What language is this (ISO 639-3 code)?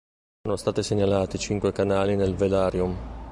ita